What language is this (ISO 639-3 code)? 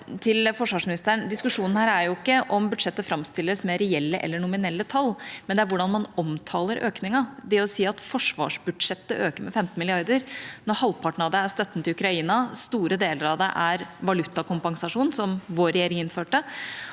nor